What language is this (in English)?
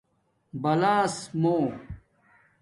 Domaaki